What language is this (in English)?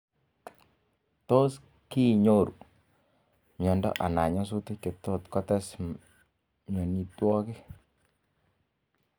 Kalenjin